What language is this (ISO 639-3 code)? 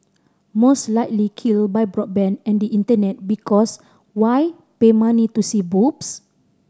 eng